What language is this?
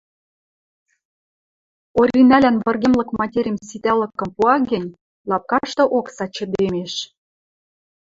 Western Mari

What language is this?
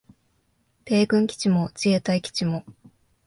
Japanese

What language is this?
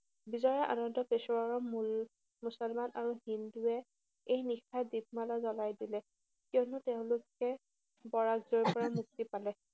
Assamese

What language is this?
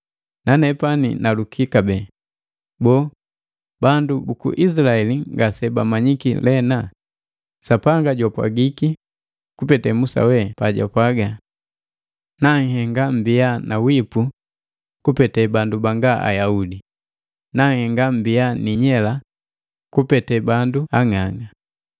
Matengo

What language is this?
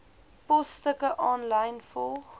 Afrikaans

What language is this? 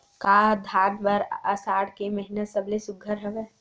Chhattisgarhi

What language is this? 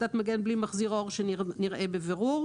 Hebrew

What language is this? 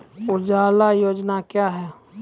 Maithili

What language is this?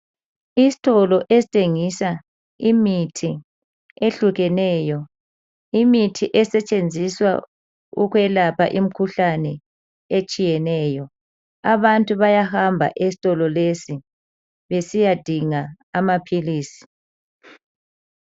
North Ndebele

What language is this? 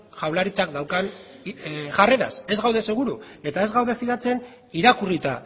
Basque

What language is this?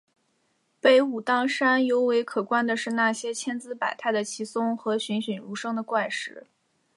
Chinese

